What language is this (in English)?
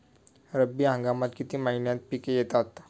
Marathi